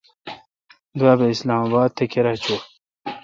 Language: Kalkoti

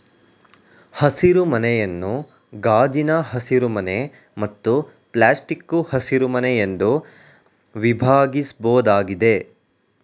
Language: Kannada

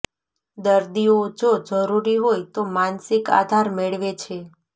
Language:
Gujarati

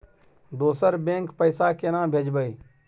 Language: Maithili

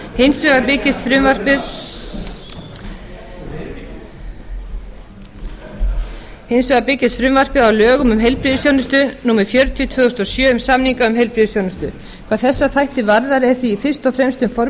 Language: Icelandic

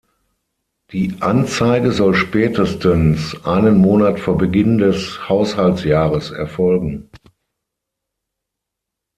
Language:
German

